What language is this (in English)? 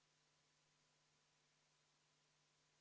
Estonian